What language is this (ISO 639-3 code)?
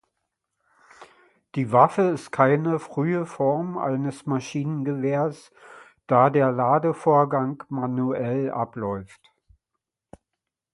deu